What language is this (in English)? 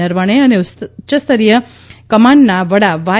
Gujarati